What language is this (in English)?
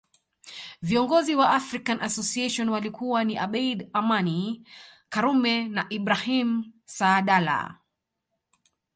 Swahili